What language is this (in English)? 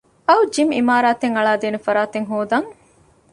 Divehi